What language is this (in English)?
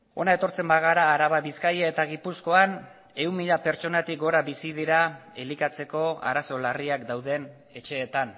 Basque